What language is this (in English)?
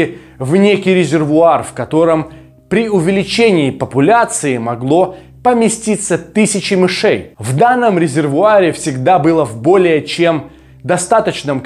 Russian